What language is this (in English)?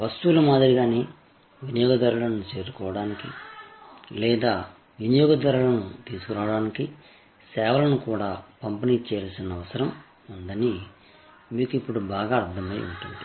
Telugu